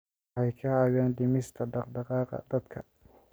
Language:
Somali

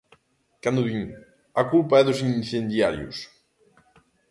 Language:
Galician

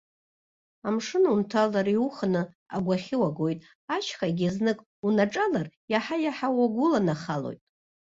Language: Abkhazian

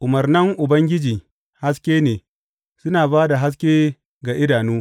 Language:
Hausa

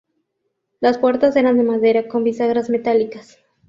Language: Spanish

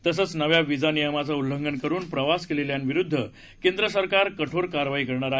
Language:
Marathi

